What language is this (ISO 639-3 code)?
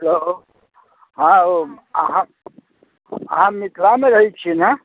mai